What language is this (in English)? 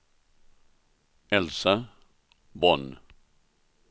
Swedish